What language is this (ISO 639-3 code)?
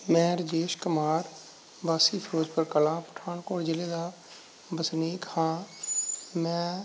pan